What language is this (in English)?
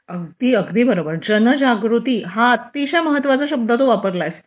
Marathi